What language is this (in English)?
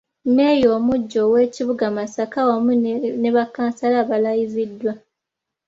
Ganda